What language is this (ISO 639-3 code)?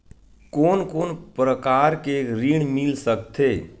hne